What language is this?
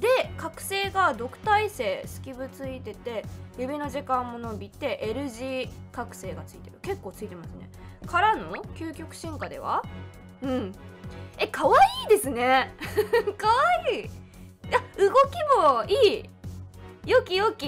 Japanese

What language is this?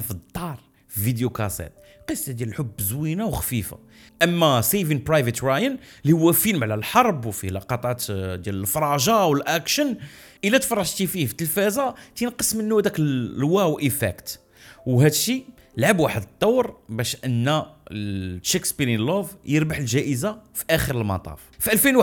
Arabic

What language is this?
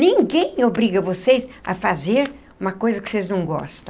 Portuguese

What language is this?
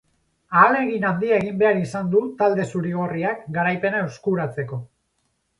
Basque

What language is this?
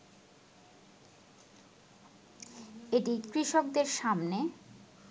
Bangla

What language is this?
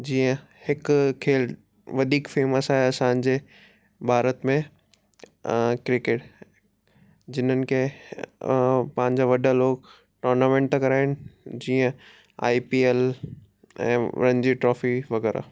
Sindhi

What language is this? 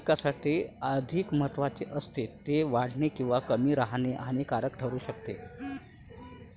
Marathi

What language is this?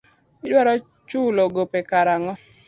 Luo (Kenya and Tanzania)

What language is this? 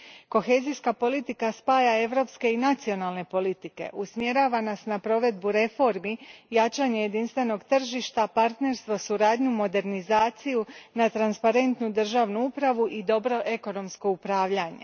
Croatian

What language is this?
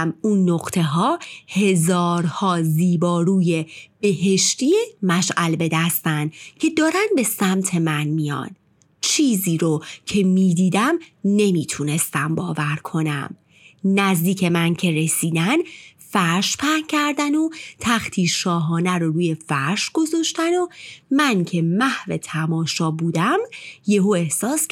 Persian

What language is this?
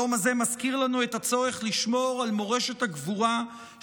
Hebrew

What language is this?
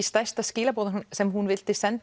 Icelandic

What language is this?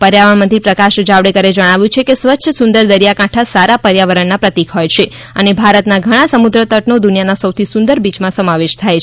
Gujarati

